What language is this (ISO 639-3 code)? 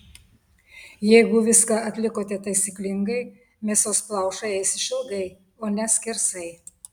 lit